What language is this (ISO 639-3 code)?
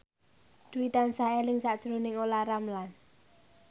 jav